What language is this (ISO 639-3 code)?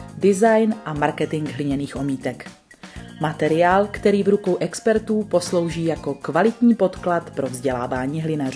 ces